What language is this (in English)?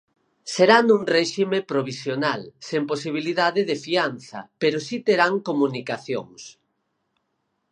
Galician